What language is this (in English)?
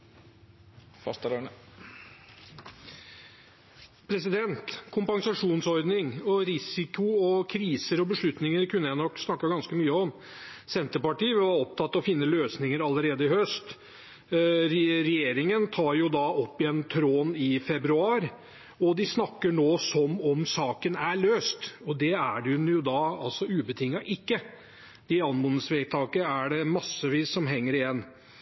Norwegian